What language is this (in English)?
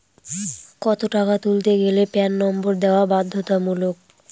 Bangla